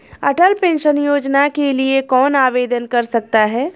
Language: Hindi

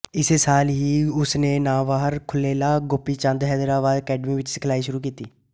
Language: Punjabi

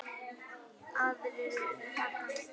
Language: Icelandic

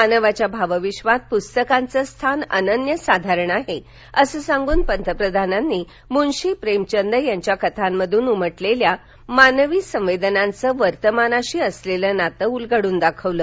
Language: Marathi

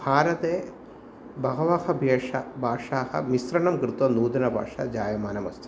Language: Sanskrit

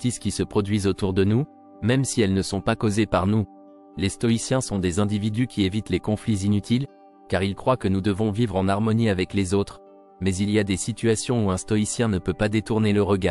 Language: French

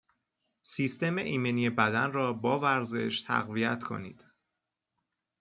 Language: Persian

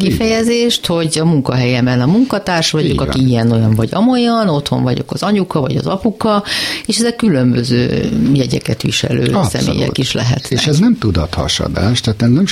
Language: Hungarian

